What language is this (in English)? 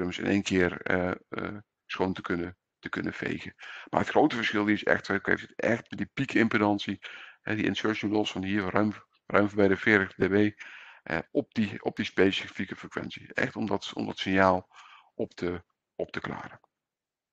Dutch